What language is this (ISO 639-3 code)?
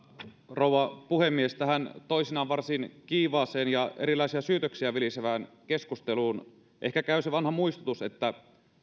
fin